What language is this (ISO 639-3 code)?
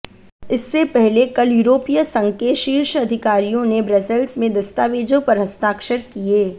hin